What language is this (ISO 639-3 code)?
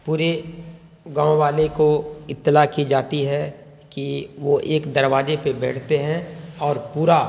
urd